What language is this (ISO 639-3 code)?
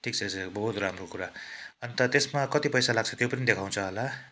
nep